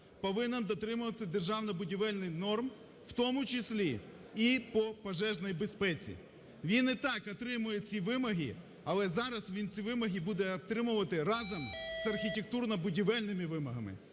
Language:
Ukrainian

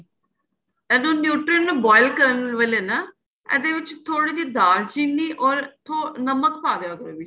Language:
Punjabi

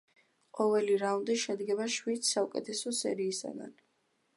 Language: Georgian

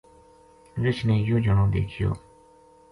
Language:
Gujari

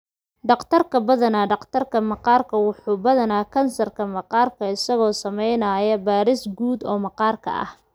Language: Somali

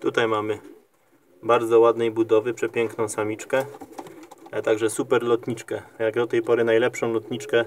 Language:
Polish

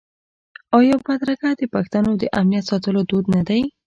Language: Pashto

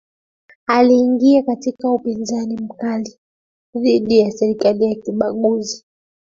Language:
Swahili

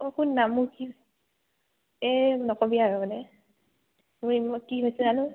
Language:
Assamese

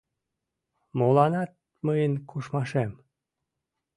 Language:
Mari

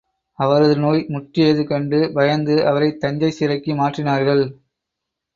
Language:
Tamil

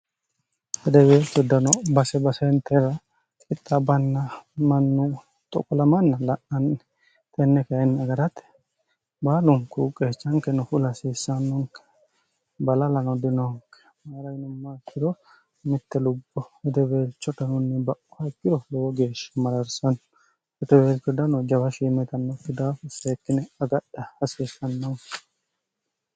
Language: Sidamo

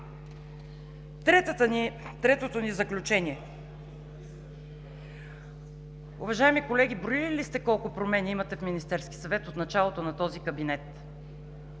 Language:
Bulgarian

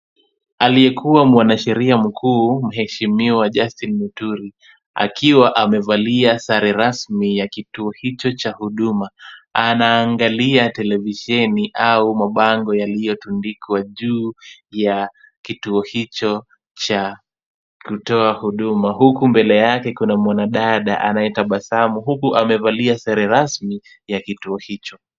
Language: Swahili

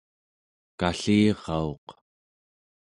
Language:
Central Yupik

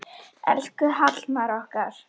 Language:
Icelandic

